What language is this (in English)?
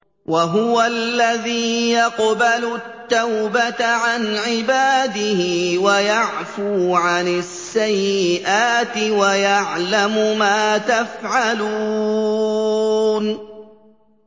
Arabic